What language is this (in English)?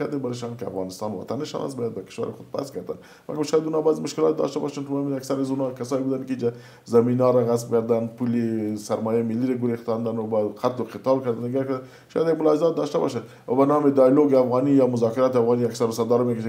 Persian